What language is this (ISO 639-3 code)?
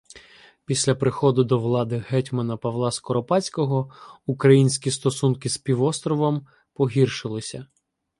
ukr